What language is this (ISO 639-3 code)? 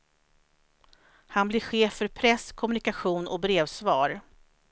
swe